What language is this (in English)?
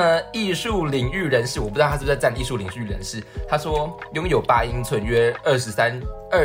Chinese